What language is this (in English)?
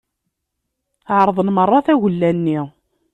Kabyle